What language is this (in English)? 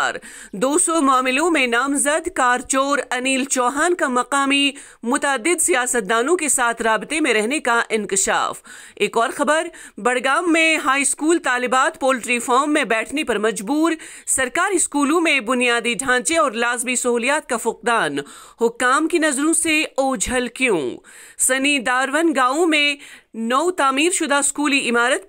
Hindi